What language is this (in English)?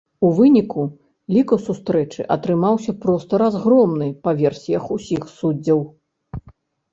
Belarusian